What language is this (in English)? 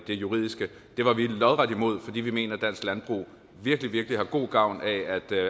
Danish